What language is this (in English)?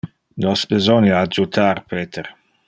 Interlingua